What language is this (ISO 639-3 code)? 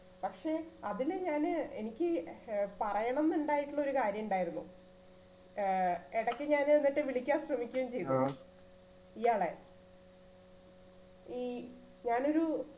mal